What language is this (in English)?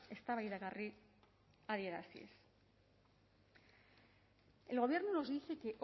Spanish